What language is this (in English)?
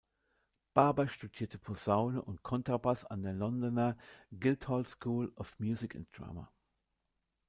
German